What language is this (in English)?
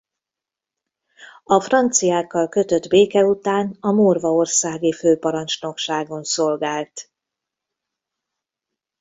Hungarian